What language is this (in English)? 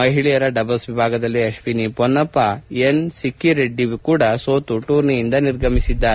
Kannada